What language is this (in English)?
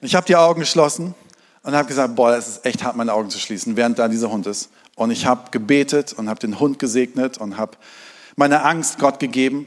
German